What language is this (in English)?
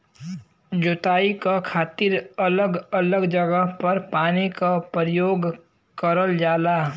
Bhojpuri